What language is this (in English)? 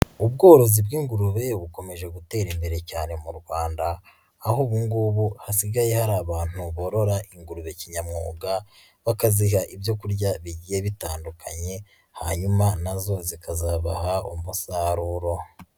Kinyarwanda